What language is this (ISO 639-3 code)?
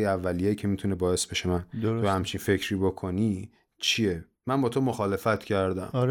fas